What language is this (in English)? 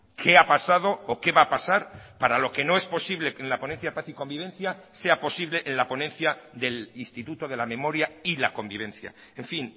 Spanish